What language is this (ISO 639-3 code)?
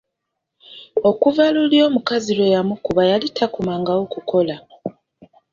lug